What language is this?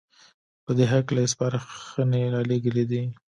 Pashto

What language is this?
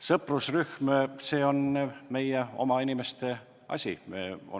Estonian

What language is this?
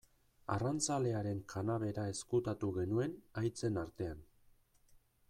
Basque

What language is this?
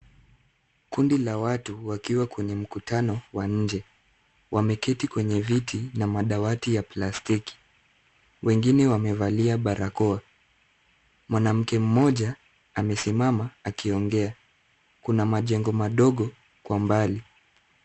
Swahili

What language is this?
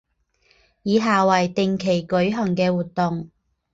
Chinese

